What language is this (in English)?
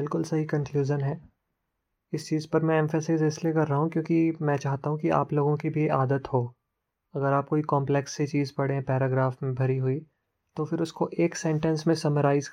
Hindi